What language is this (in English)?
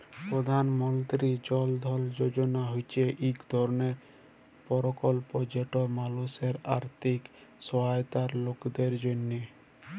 Bangla